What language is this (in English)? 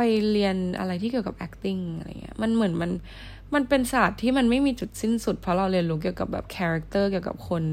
Thai